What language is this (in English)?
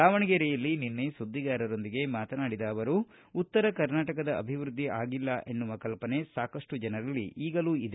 Kannada